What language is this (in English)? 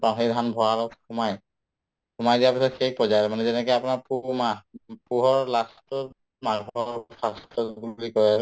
Assamese